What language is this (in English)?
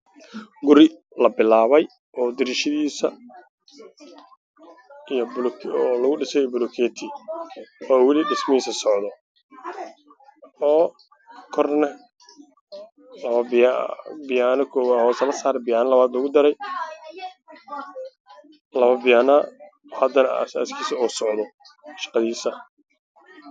Somali